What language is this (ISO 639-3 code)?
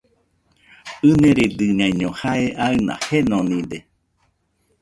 hux